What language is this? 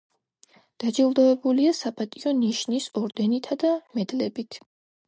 Georgian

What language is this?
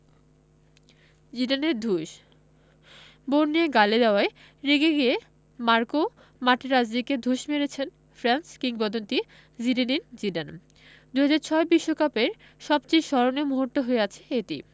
Bangla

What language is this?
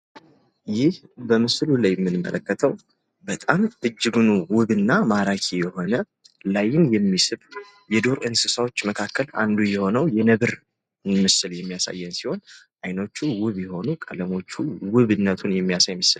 Amharic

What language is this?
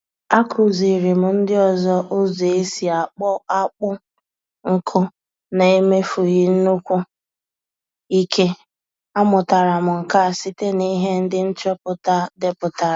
Igbo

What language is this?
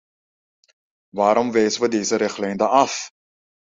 Dutch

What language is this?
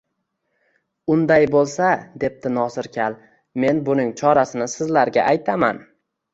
Uzbek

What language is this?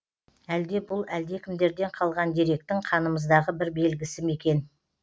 Kazakh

